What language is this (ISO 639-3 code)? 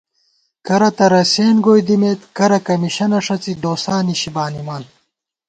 gwt